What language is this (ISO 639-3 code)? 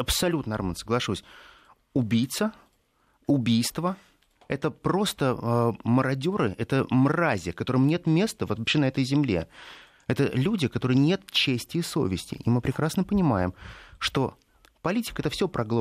rus